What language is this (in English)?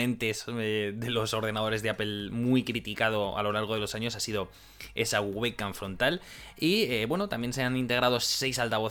Spanish